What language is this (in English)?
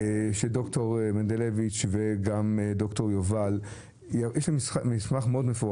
Hebrew